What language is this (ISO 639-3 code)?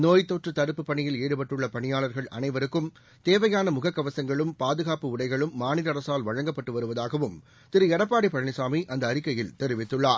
tam